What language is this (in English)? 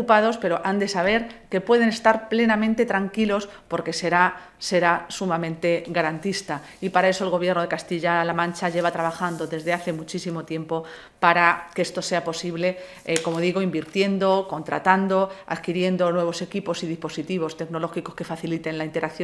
Spanish